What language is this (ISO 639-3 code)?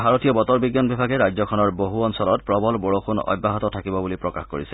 asm